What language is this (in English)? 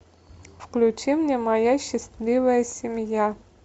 Russian